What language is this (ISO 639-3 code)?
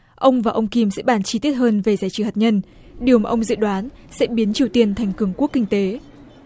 vie